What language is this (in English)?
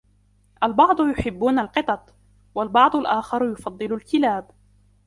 Arabic